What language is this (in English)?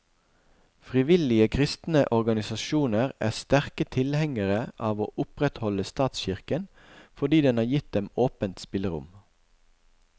Norwegian